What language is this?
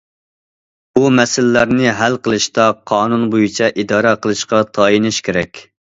Uyghur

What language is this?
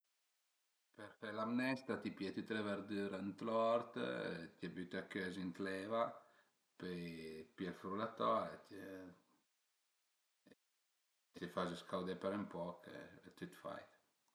Piedmontese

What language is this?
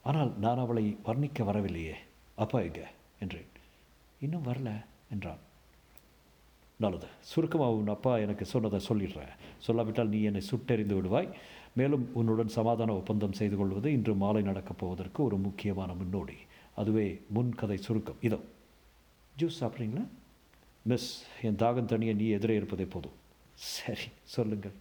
Tamil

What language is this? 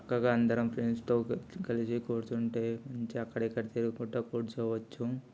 Telugu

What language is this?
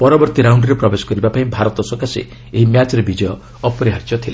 Odia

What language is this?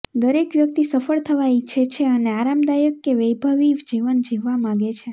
Gujarati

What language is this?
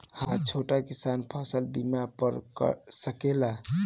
Bhojpuri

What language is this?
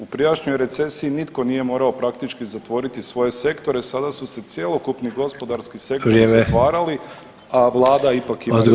Croatian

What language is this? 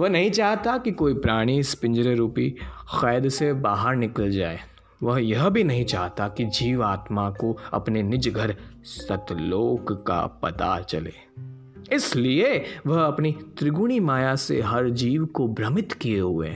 Hindi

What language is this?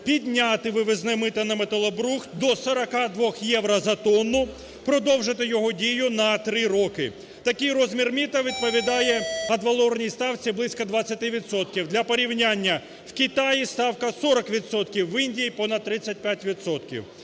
Ukrainian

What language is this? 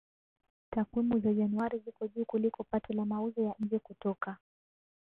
Swahili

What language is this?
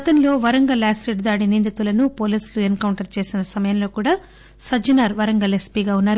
Telugu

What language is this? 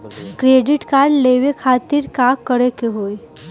Bhojpuri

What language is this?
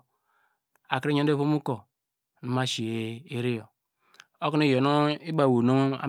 Degema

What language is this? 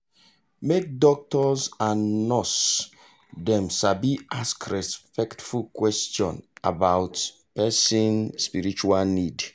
Nigerian Pidgin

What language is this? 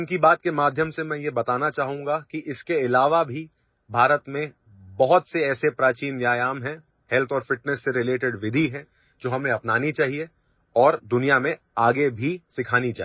Assamese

